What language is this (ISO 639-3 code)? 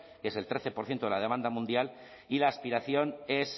spa